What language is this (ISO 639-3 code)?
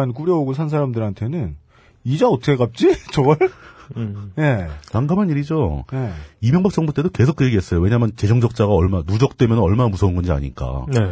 kor